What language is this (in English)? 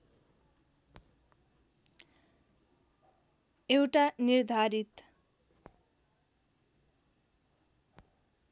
Nepali